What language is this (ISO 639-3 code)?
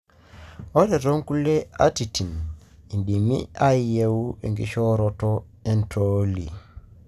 mas